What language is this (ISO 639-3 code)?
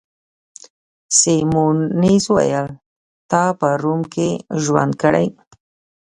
pus